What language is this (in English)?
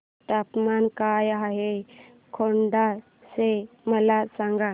Marathi